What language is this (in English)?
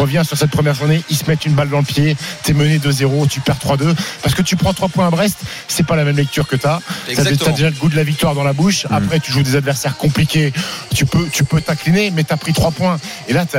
French